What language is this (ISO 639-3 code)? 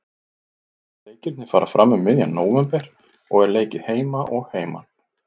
isl